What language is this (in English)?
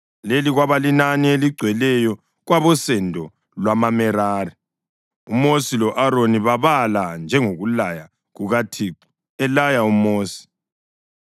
North Ndebele